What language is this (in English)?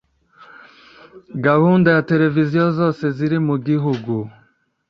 Kinyarwanda